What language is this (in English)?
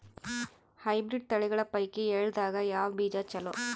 Kannada